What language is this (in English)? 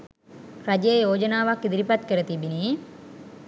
Sinhala